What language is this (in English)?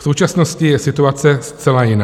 Czech